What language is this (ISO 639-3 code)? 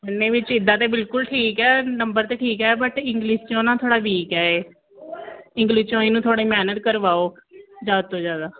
pan